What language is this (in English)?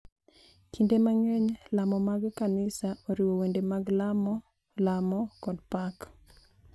Luo (Kenya and Tanzania)